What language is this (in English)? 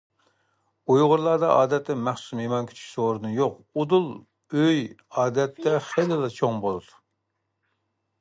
Uyghur